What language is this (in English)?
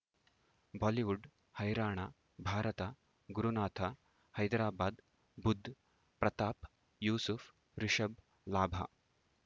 Kannada